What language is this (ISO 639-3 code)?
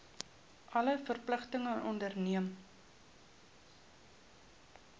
afr